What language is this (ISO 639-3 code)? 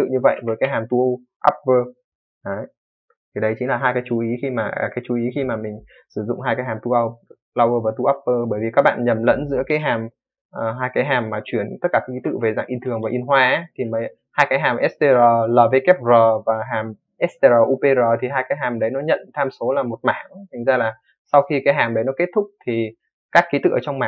vie